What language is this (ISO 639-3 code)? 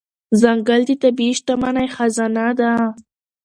pus